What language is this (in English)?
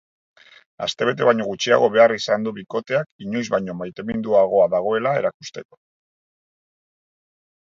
Basque